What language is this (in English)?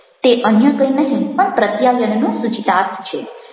Gujarati